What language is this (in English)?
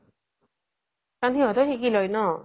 Assamese